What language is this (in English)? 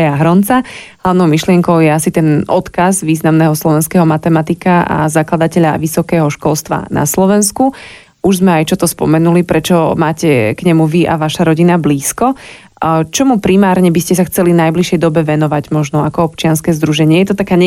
Slovak